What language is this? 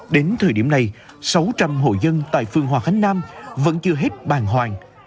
Vietnamese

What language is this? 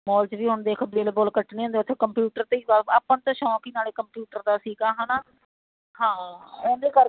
Punjabi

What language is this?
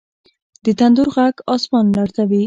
Pashto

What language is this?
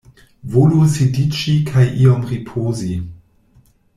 Esperanto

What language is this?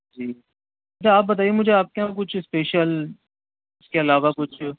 Urdu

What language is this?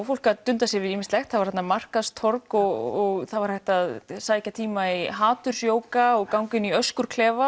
Icelandic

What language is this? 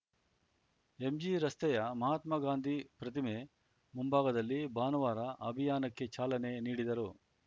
Kannada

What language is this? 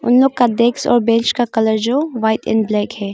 Hindi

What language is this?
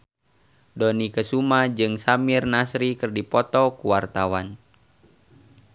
Sundanese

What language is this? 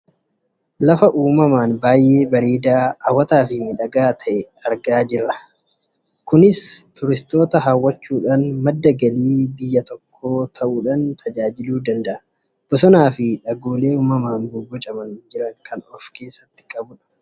Oromo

